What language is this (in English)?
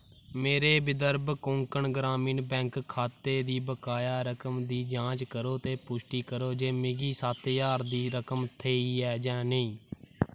Dogri